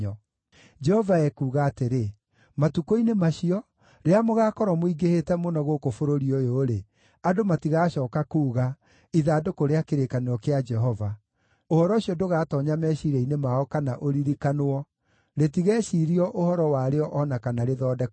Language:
Kikuyu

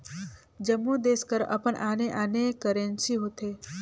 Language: Chhattisgarhi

